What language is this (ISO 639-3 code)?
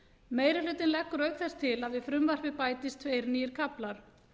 isl